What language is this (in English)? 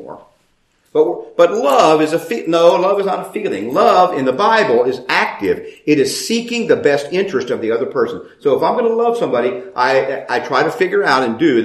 English